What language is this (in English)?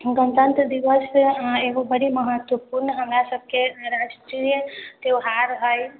Maithili